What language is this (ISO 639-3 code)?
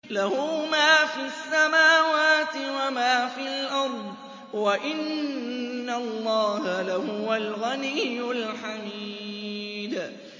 ara